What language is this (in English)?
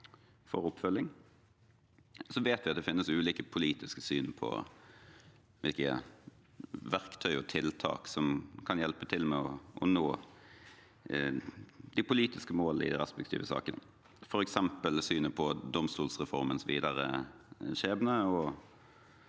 Norwegian